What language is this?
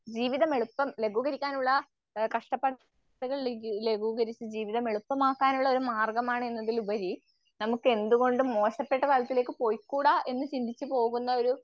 Malayalam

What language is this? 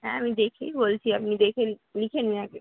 Bangla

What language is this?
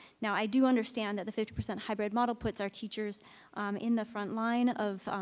English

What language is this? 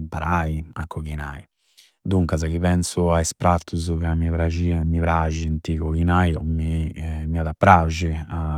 Campidanese Sardinian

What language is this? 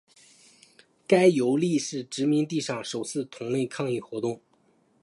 Chinese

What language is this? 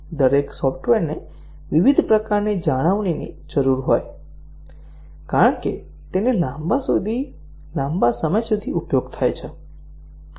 Gujarati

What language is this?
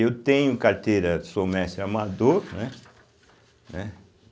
Portuguese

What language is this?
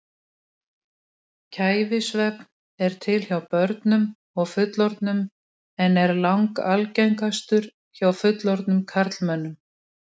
Icelandic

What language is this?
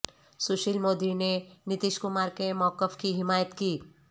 Urdu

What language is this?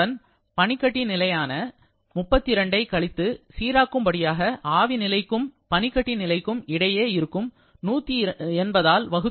Tamil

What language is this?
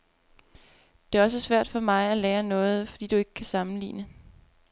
Danish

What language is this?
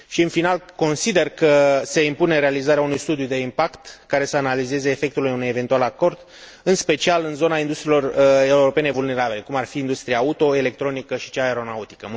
Romanian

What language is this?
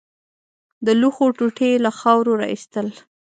Pashto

